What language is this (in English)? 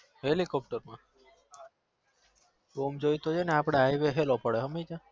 Gujarati